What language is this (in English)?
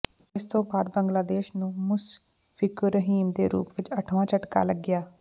Punjabi